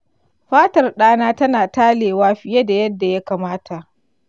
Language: Hausa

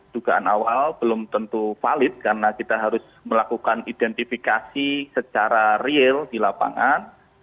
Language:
Indonesian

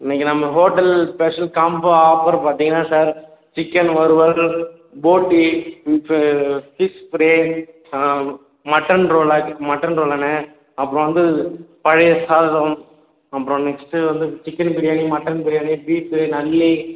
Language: Tamil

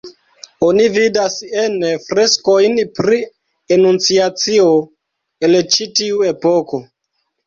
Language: Esperanto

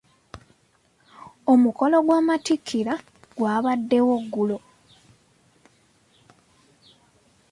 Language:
Ganda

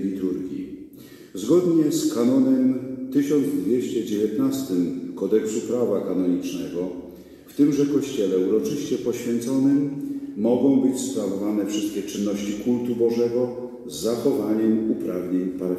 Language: Polish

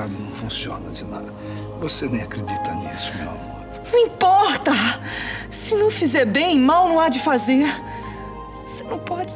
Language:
Portuguese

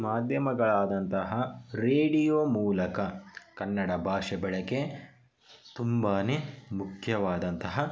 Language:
Kannada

